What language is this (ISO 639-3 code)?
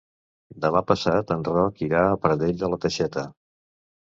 cat